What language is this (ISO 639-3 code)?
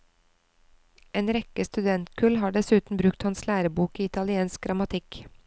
nor